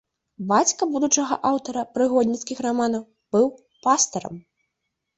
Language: Belarusian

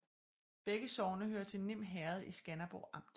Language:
Danish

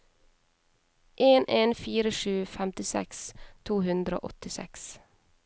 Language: Norwegian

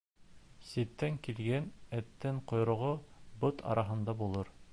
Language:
Bashkir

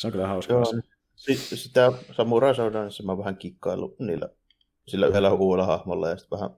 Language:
Finnish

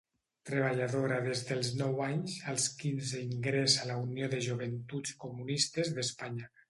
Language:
Catalan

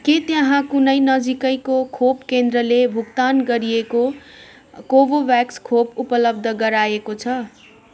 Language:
Nepali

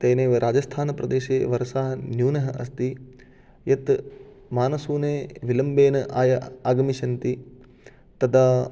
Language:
Sanskrit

